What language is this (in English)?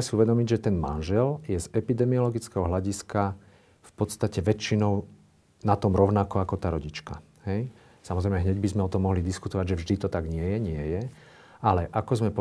Slovak